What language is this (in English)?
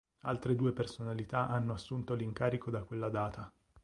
Italian